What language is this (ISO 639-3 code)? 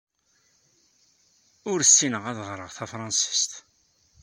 kab